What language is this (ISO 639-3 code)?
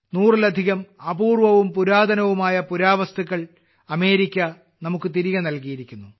mal